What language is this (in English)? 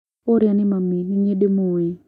Kikuyu